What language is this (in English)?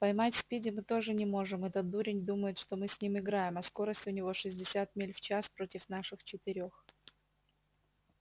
Russian